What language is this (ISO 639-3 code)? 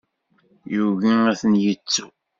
kab